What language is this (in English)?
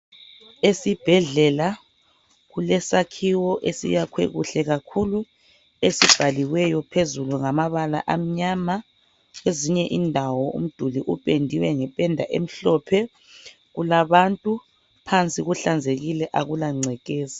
North Ndebele